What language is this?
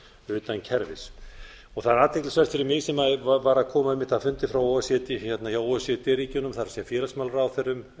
Icelandic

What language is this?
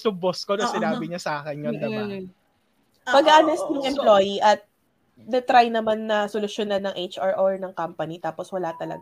Filipino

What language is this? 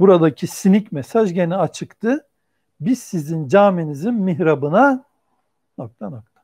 Turkish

